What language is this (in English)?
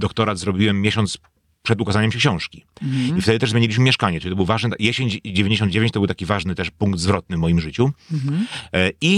Polish